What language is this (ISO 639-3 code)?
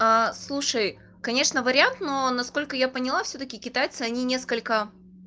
rus